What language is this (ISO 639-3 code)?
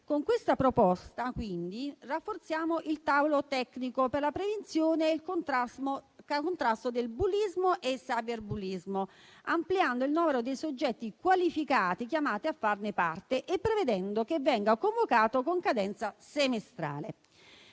ita